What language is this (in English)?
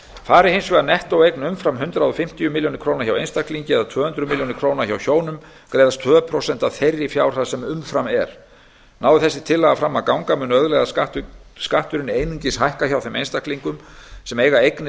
Icelandic